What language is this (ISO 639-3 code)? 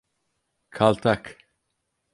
tur